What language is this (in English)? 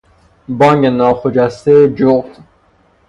Persian